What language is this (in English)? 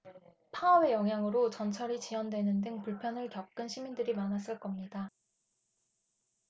Korean